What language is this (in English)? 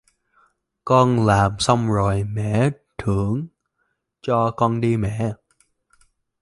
Vietnamese